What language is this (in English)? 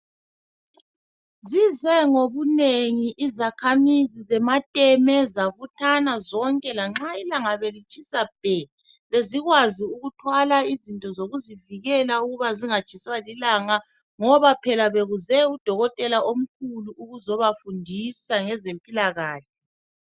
North Ndebele